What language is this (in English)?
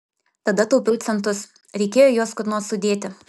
Lithuanian